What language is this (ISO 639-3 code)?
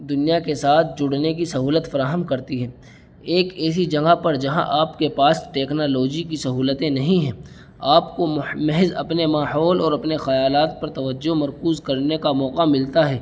urd